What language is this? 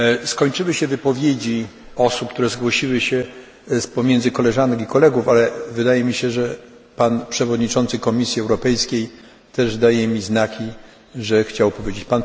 Polish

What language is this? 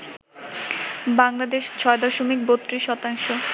Bangla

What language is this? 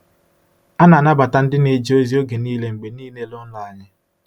Igbo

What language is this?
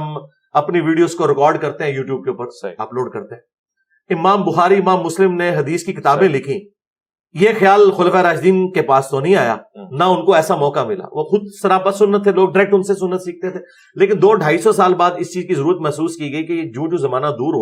Urdu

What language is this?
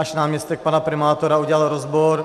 Czech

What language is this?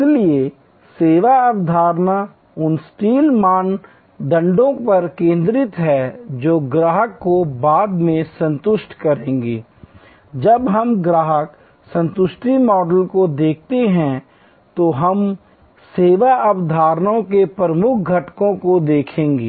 Hindi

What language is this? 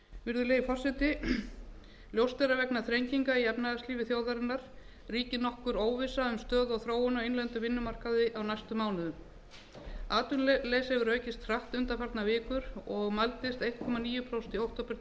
Icelandic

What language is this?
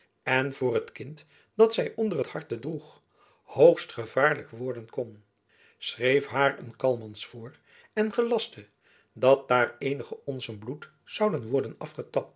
Dutch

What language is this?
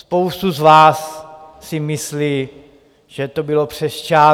Czech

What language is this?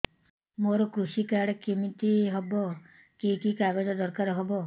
Odia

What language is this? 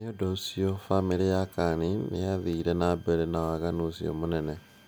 Kikuyu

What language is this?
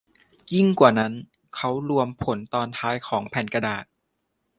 Thai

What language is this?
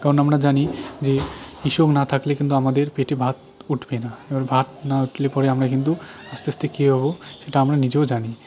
Bangla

